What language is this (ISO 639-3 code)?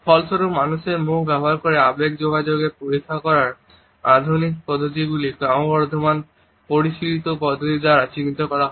ben